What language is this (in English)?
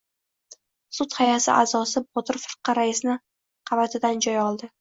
Uzbek